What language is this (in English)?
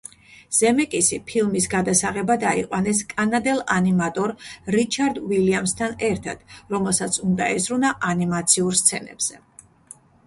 Georgian